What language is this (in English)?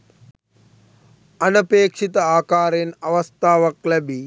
Sinhala